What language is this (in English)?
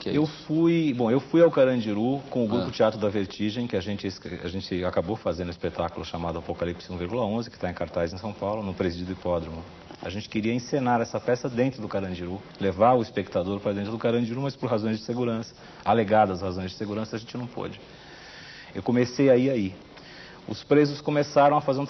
Portuguese